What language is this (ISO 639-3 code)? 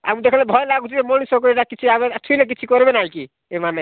ori